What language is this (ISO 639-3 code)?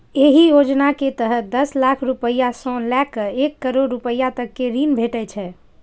mai